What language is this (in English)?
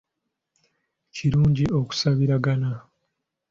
Ganda